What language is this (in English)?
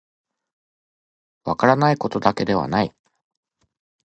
Japanese